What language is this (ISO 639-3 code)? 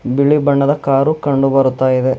kan